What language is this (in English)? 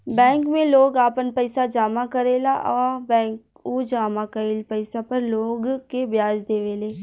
Bhojpuri